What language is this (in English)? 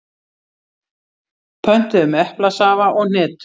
Icelandic